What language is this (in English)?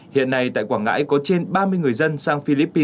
Vietnamese